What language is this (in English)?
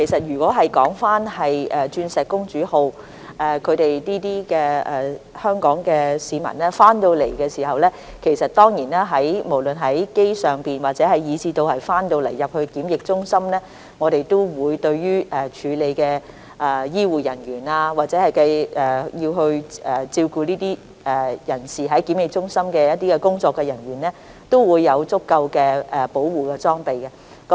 Cantonese